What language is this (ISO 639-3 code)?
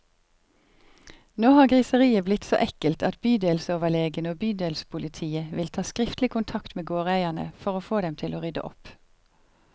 nor